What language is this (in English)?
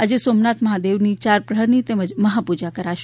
Gujarati